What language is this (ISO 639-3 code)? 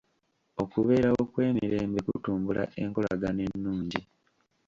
lug